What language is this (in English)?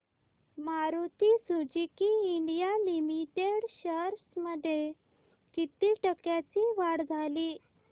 Marathi